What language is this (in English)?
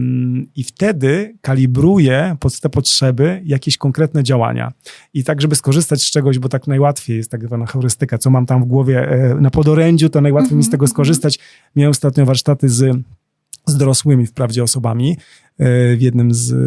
Polish